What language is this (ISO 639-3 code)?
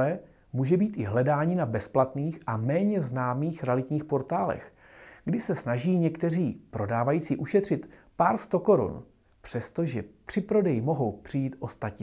ces